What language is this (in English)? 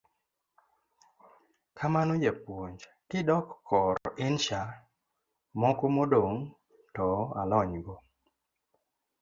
Luo (Kenya and Tanzania)